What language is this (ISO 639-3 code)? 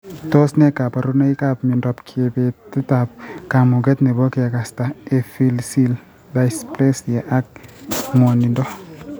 kln